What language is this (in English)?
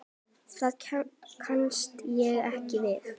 Icelandic